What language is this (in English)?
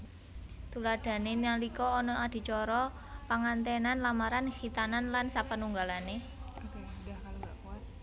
Javanese